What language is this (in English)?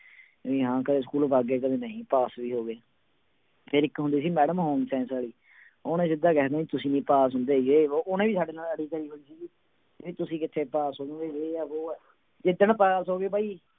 Punjabi